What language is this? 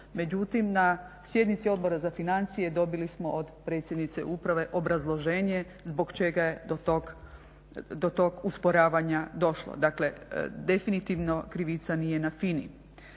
Croatian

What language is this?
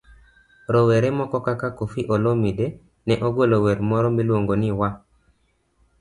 Luo (Kenya and Tanzania)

